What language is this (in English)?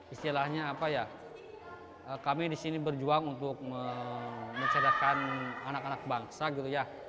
Indonesian